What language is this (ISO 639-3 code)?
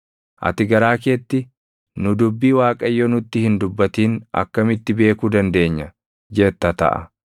orm